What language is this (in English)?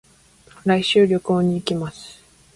Japanese